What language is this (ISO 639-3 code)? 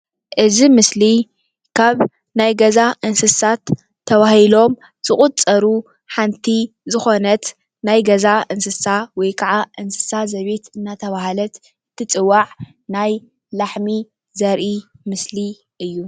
tir